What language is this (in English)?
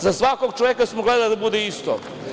Serbian